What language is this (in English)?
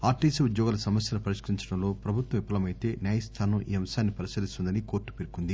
Telugu